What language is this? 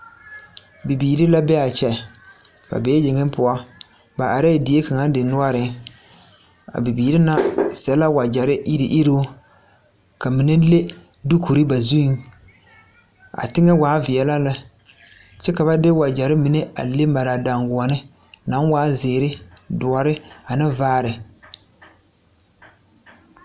Southern Dagaare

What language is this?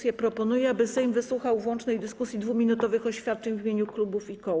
Polish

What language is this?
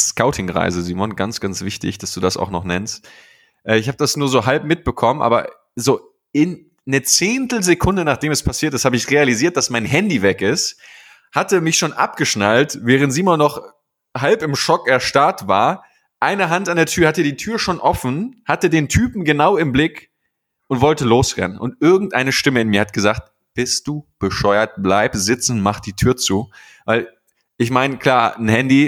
German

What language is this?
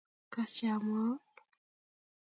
Kalenjin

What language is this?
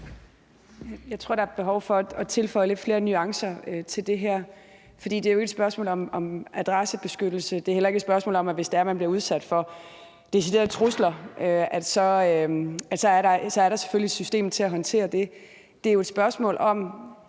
Danish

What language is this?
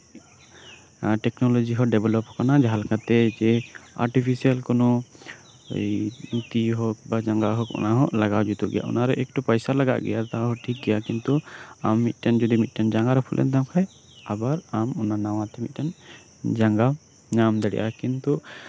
Santali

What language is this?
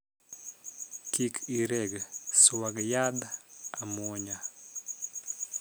Luo (Kenya and Tanzania)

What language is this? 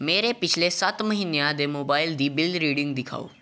Punjabi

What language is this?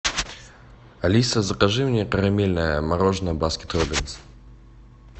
Russian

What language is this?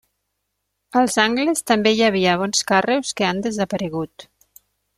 Catalan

